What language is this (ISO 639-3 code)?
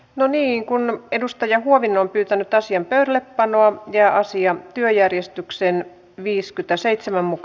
fin